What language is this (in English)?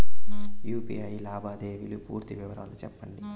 Telugu